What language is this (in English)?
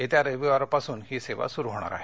Marathi